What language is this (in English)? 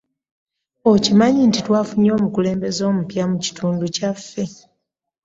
Ganda